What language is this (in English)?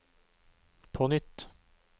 Norwegian